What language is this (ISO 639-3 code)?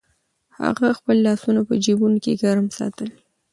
pus